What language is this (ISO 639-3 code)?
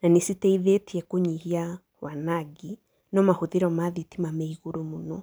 kik